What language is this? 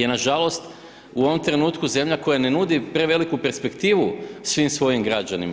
Croatian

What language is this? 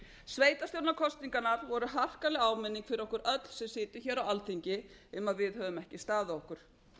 Icelandic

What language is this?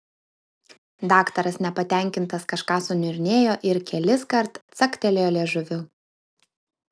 Lithuanian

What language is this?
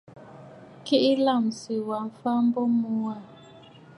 Bafut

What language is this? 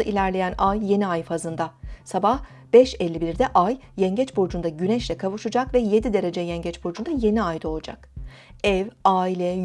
Turkish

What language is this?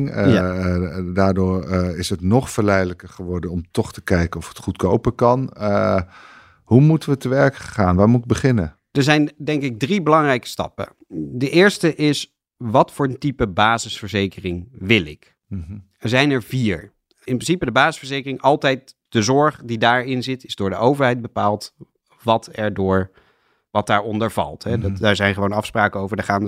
Dutch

